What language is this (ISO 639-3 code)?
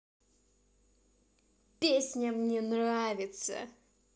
rus